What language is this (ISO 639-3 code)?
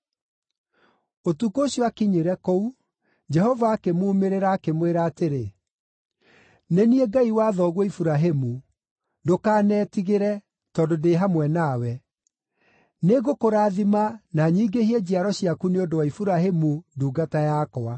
kik